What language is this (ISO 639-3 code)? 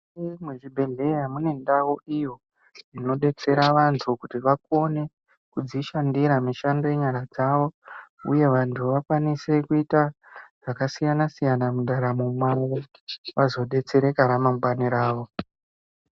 ndc